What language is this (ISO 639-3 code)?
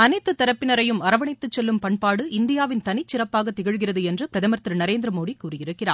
tam